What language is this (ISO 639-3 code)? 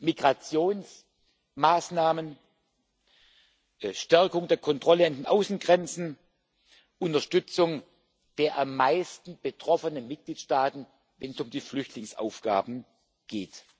deu